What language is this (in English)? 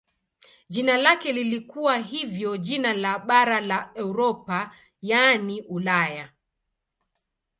Swahili